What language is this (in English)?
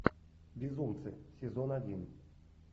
Russian